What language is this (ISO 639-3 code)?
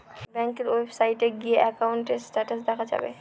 ben